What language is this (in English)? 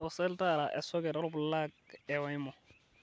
Masai